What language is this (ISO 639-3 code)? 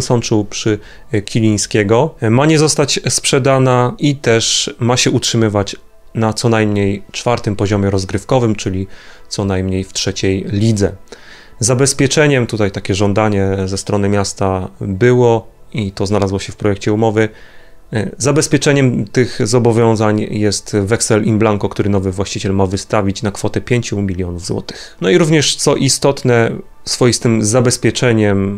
pol